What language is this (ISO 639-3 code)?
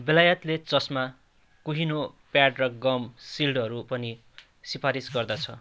nep